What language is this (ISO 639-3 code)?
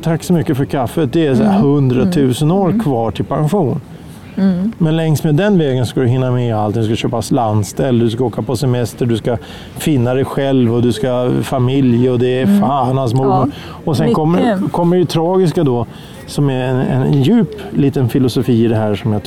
swe